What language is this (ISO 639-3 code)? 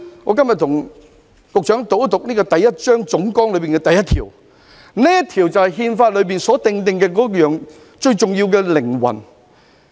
yue